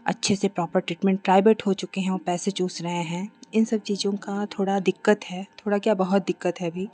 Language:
Hindi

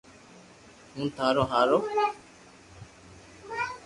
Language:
Loarki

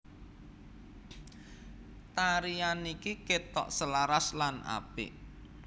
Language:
Javanese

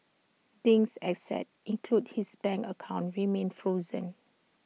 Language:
English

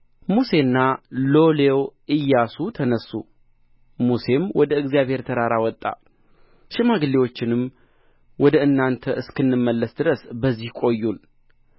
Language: Amharic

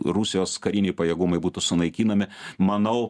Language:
Lithuanian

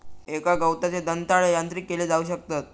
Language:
Marathi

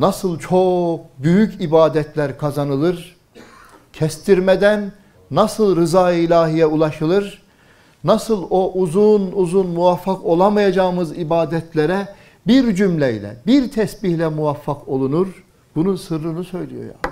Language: Turkish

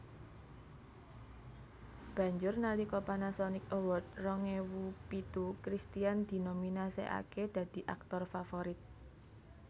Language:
Javanese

